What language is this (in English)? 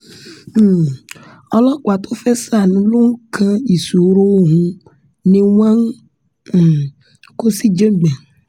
Yoruba